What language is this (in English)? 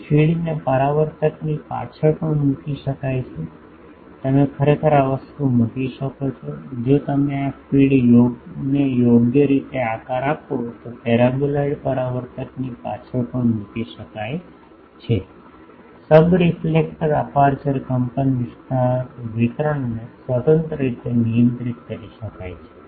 Gujarati